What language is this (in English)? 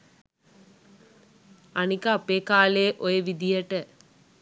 Sinhala